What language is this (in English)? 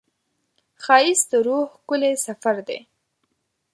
Pashto